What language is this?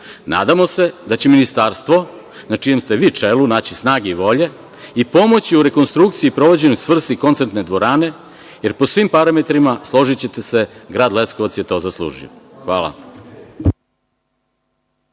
Serbian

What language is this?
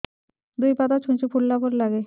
Odia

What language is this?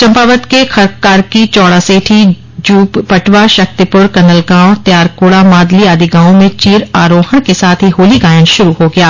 Hindi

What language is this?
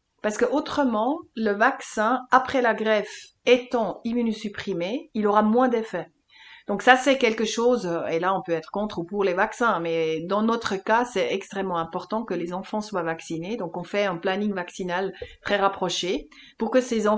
French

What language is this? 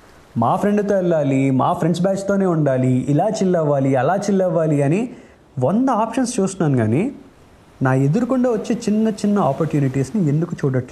Telugu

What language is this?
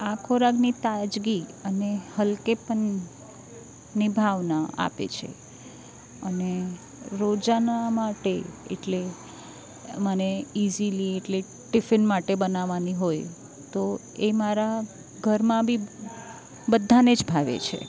Gujarati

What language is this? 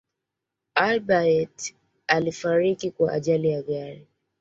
Swahili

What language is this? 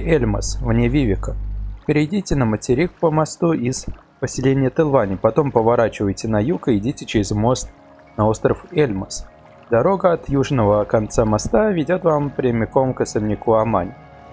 Russian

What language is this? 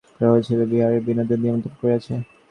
Bangla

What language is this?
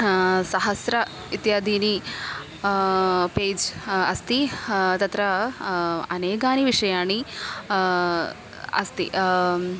Sanskrit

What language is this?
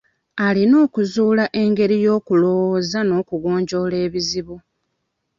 Ganda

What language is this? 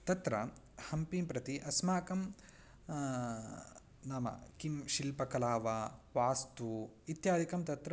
Sanskrit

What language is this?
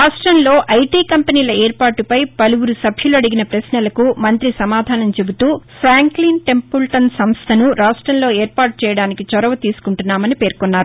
Telugu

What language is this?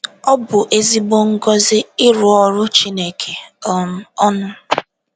Igbo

